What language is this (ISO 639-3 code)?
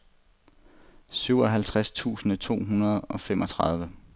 dan